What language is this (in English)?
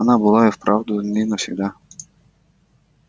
Russian